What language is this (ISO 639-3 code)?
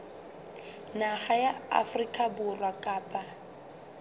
sot